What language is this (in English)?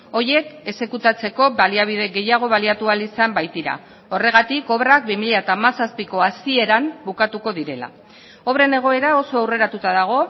Basque